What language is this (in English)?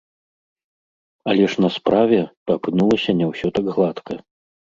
Belarusian